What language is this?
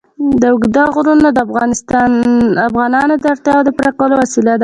Pashto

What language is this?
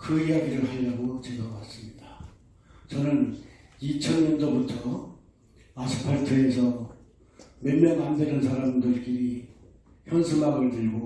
Korean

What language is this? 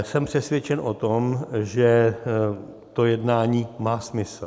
Czech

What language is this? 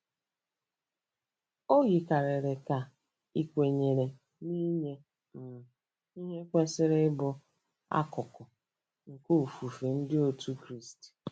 Igbo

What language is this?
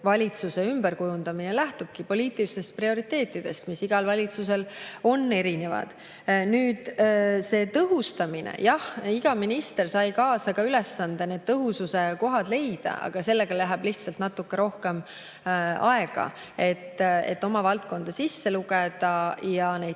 Estonian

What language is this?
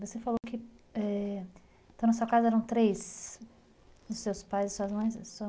Portuguese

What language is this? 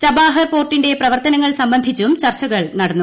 Malayalam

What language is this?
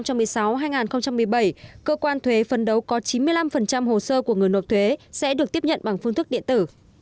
Vietnamese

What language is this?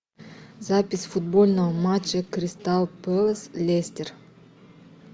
Russian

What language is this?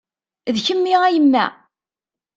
Kabyle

